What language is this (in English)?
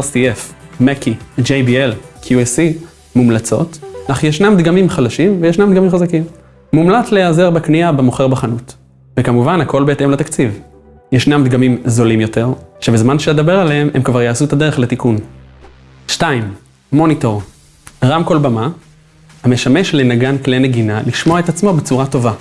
Hebrew